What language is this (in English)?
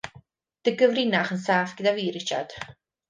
Welsh